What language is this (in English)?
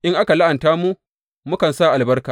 Hausa